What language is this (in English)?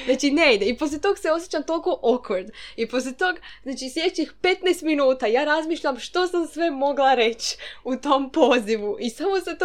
Croatian